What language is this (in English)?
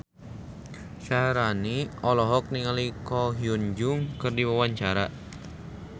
Sundanese